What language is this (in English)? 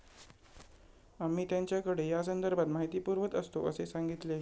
Marathi